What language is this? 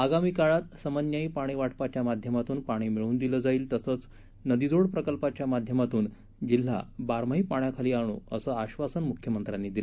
Marathi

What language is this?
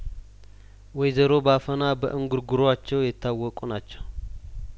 Amharic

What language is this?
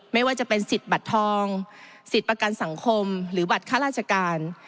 Thai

